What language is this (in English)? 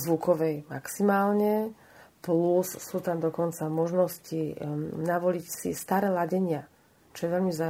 Slovak